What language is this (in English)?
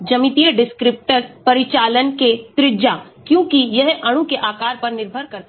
Hindi